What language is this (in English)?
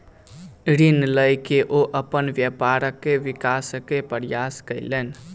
Maithili